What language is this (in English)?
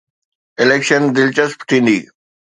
Sindhi